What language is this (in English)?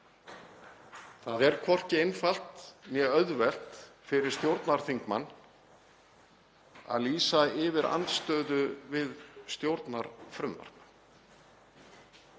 Icelandic